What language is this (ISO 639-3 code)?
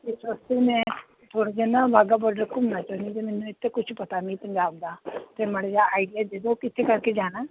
pan